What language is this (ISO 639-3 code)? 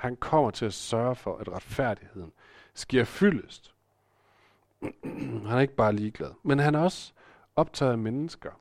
dan